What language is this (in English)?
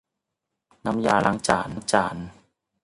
Thai